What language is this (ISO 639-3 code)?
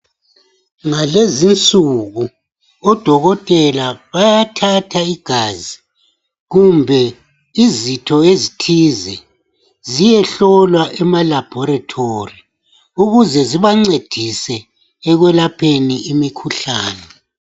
nde